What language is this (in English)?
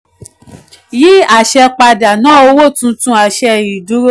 Yoruba